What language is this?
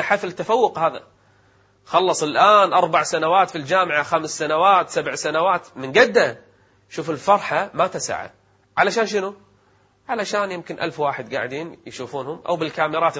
Arabic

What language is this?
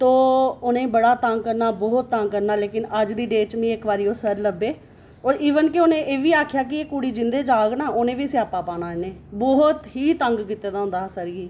Dogri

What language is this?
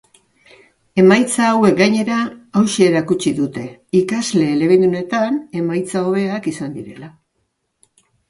Basque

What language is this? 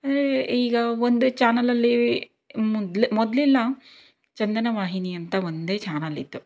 Kannada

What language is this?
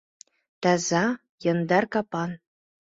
Mari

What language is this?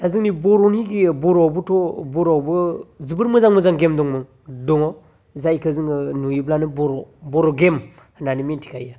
Bodo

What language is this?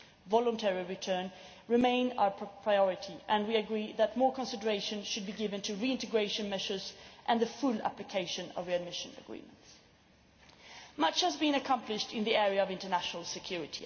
English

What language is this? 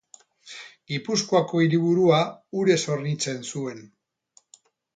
Basque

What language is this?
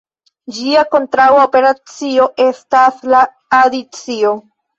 Esperanto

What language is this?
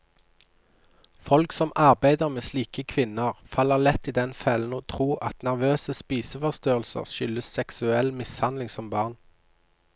Norwegian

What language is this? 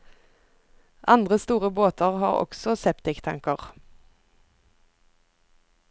Norwegian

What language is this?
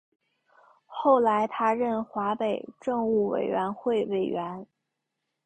Chinese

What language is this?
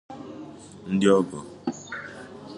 Igbo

